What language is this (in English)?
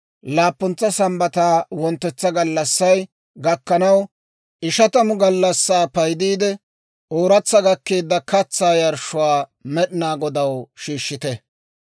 Dawro